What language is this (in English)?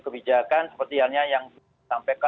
Indonesian